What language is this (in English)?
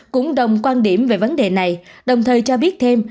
Vietnamese